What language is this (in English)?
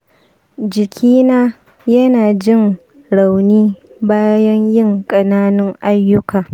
Hausa